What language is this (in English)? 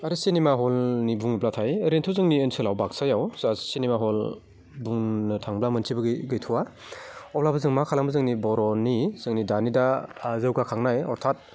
Bodo